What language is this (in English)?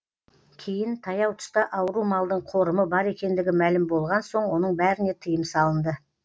Kazakh